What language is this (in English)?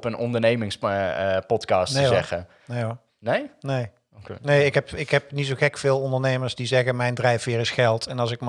Dutch